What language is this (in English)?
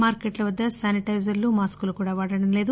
Telugu